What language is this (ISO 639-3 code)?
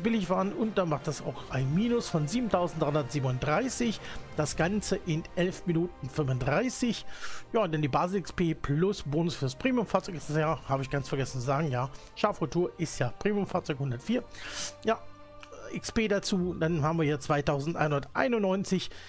deu